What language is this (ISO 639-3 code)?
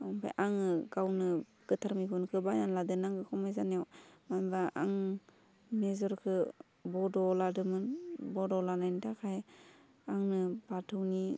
brx